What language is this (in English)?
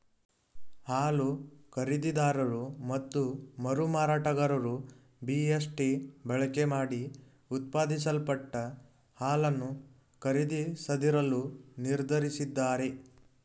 Kannada